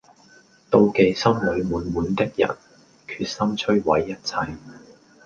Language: Cantonese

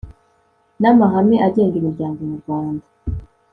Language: Kinyarwanda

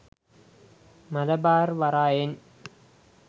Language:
Sinhala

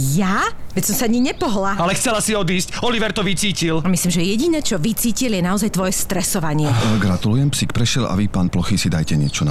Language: Slovak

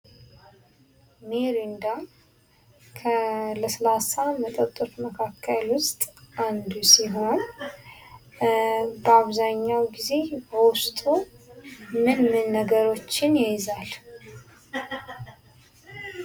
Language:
Amharic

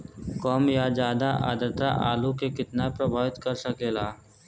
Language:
Bhojpuri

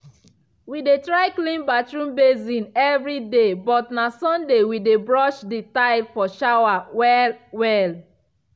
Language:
Nigerian Pidgin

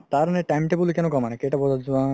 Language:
Assamese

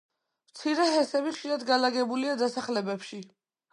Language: Georgian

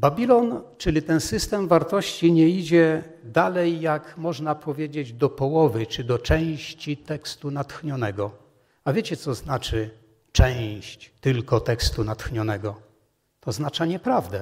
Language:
Polish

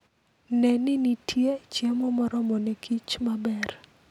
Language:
Luo (Kenya and Tanzania)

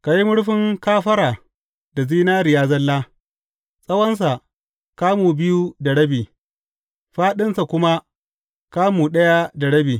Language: Hausa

